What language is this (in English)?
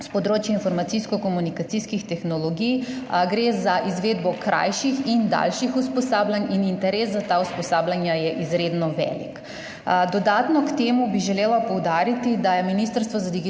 Slovenian